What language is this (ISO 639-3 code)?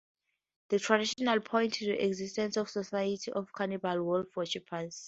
eng